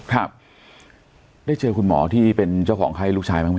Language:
Thai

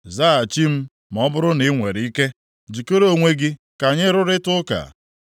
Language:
Igbo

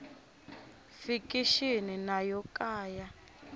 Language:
Tsonga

